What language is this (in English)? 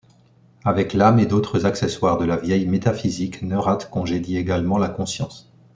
French